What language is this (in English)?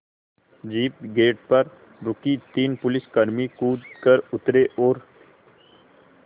Hindi